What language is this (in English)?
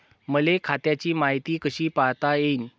Marathi